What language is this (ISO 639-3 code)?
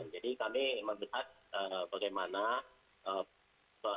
ind